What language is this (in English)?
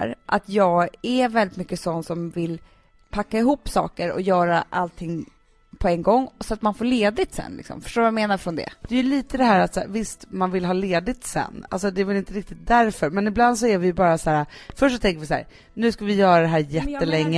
Swedish